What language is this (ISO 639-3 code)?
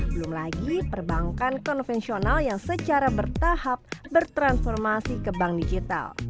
ind